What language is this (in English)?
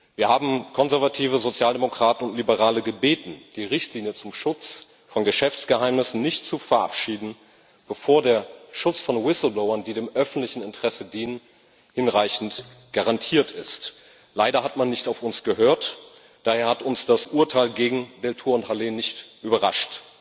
German